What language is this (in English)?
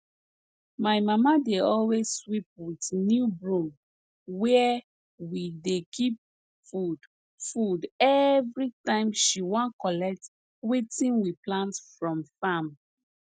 Nigerian Pidgin